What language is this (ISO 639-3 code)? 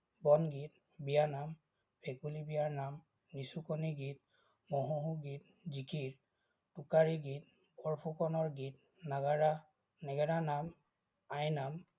asm